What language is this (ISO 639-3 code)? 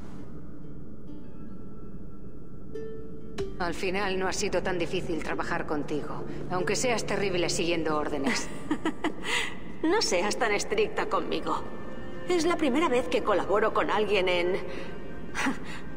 spa